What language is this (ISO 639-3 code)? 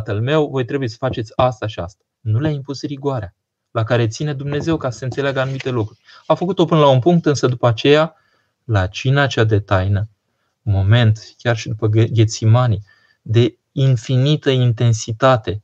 ron